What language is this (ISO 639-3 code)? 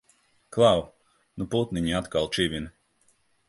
lav